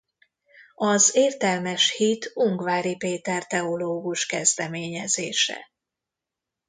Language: Hungarian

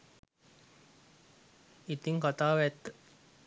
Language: Sinhala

